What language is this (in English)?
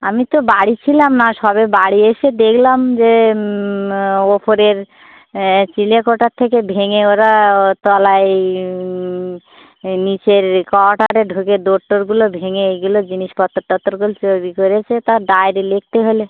Bangla